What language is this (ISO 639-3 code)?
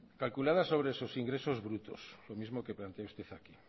spa